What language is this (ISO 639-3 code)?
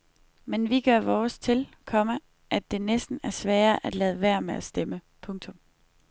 dan